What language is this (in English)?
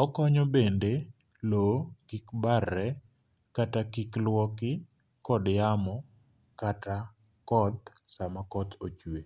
Luo (Kenya and Tanzania)